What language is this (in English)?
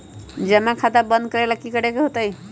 Magahi